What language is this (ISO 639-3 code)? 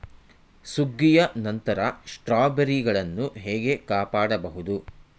kan